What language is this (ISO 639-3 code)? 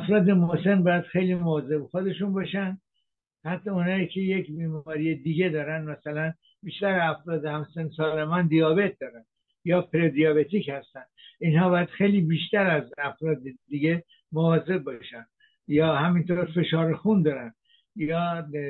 fas